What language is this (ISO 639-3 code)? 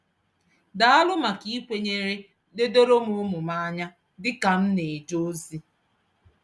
ibo